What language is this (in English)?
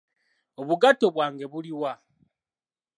Ganda